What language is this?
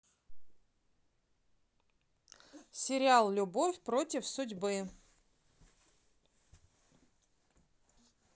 Russian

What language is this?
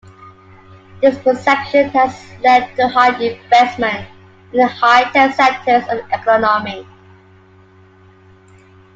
English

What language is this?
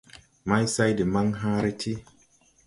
Tupuri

